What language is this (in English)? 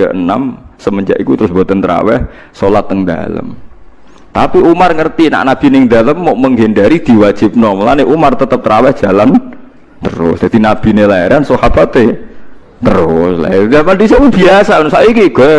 Indonesian